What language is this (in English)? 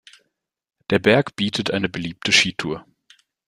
German